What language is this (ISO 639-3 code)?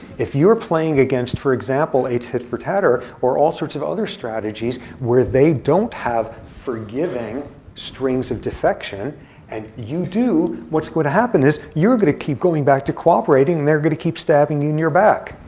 eng